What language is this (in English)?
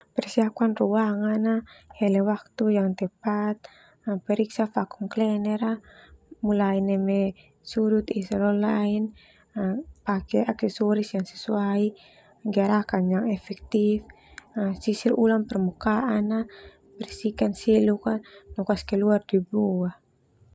Termanu